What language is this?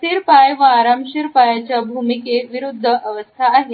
Marathi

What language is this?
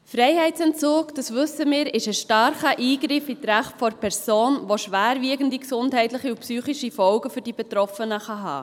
Swiss German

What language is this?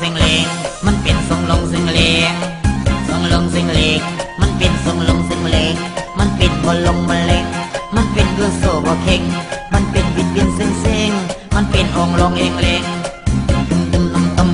Thai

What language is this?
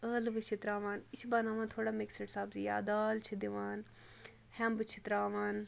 Kashmiri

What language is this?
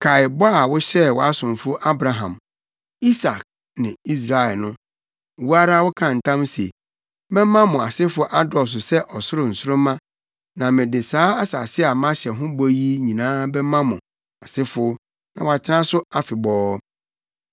Akan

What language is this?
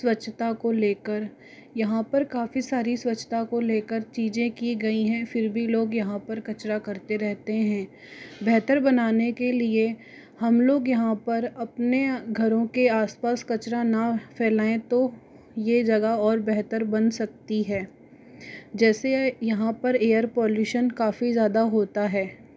Hindi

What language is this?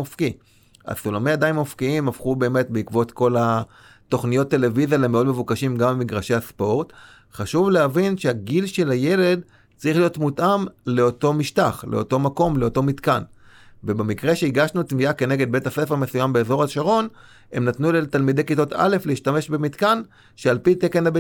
Hebrew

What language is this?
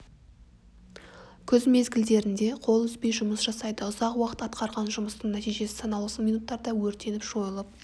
Kazakh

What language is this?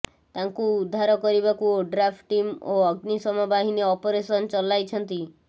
Odia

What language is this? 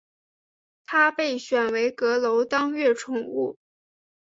Chinese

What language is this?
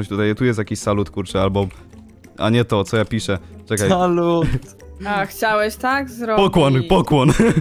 Polish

